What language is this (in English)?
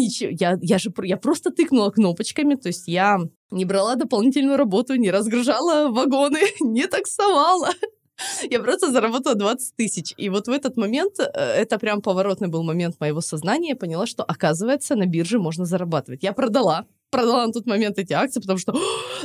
Russian